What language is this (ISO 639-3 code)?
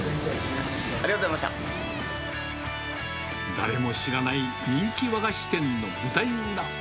jpn